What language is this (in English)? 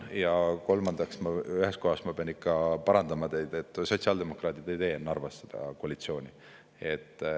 Estonian